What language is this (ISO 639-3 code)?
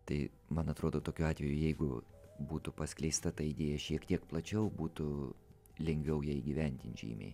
lit